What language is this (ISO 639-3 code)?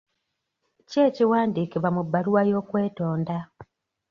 lug